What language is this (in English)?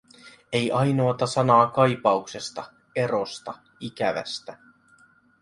Finnish